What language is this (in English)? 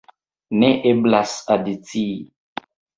Esperanto